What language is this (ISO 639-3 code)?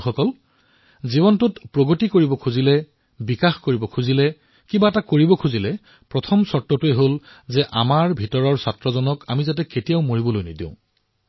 asm